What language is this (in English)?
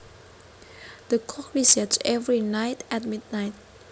Javanese